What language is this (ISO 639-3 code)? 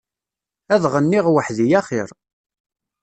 kab